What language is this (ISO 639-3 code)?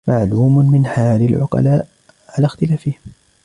ara